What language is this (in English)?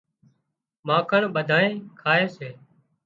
Wadiyara Koli